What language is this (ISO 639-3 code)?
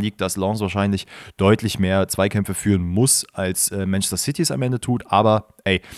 deu